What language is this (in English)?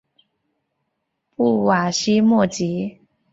Chinese